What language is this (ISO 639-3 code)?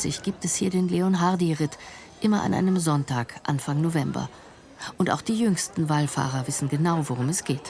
deu